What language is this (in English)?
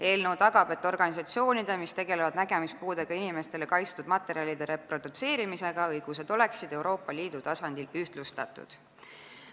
Estonian